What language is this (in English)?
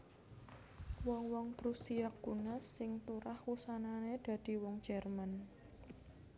Javanese